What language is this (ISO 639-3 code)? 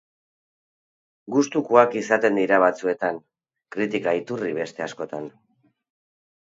eus